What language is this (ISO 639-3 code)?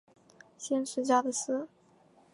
zho